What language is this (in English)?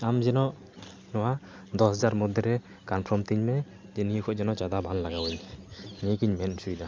Santali